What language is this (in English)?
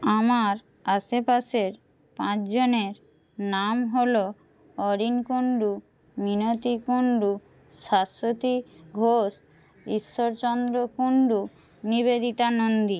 Bangla